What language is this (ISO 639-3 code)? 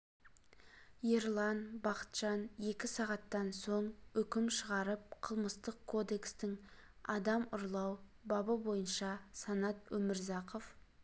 kaz